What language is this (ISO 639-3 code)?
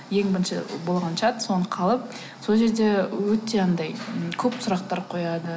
kaz